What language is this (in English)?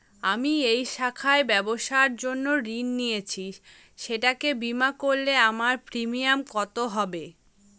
Bangla